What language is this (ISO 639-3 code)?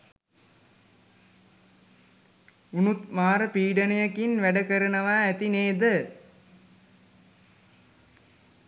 sin